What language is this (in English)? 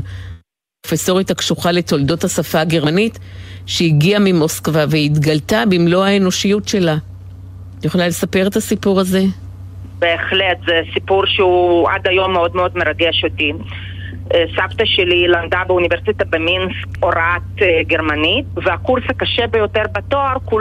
Hebrew